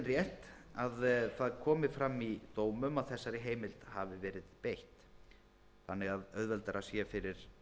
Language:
Icelandic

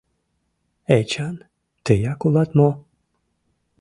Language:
Mari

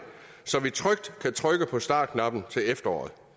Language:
Danish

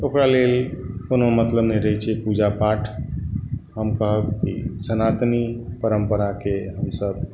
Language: Maithili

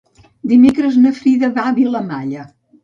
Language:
Catalan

